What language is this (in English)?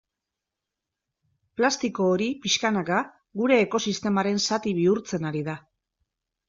Basque